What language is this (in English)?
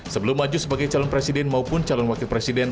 Indonesian